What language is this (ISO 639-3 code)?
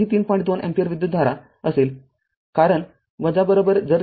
mar